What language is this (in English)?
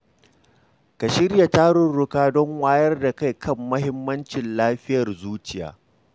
Hausa